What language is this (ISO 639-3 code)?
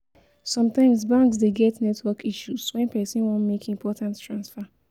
pcm